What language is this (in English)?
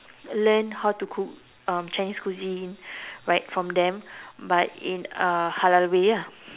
English